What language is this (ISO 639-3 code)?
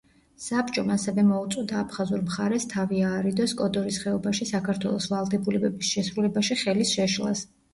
kat